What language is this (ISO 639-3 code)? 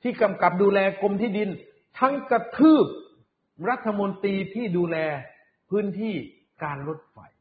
tha